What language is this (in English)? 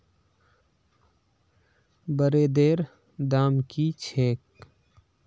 Magahi